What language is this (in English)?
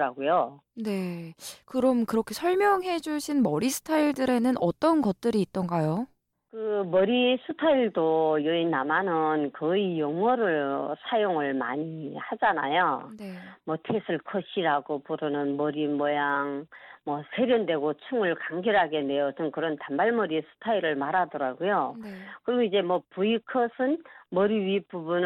Korean